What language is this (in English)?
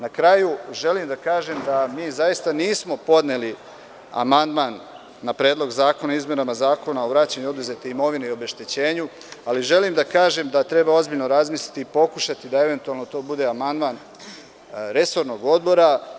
Serbian